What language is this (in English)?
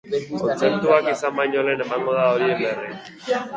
Basque